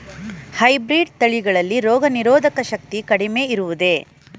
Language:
Kannada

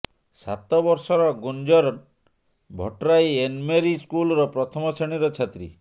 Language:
Odia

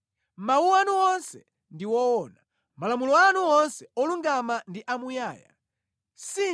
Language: Nyanja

